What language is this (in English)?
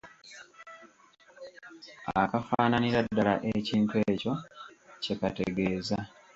Ganda